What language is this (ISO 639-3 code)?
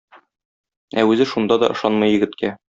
tat